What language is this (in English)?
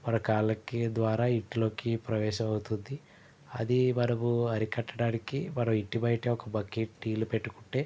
Telugu